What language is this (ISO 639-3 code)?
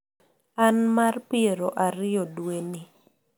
luo